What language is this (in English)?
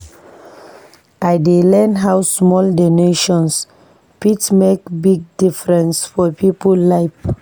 Nigerian Pidgin